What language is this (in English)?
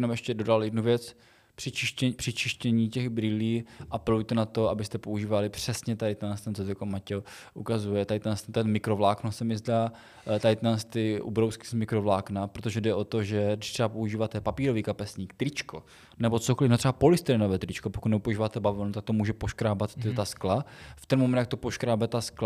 Czech